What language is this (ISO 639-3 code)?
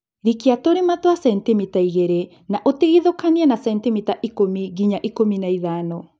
kik